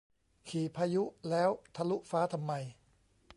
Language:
Thai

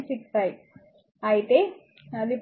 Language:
Telugu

